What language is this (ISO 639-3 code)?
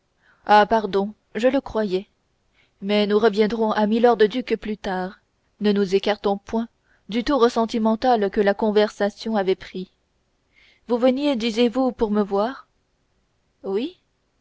fra